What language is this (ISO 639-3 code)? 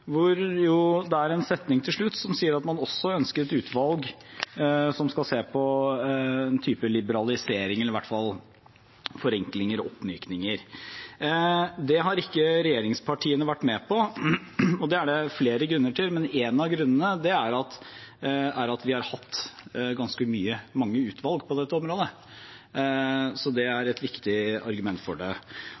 nob